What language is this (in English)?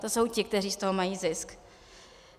Czech